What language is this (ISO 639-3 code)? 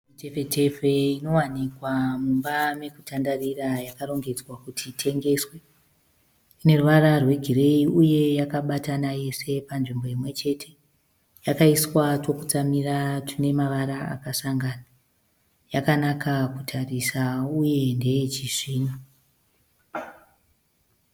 sna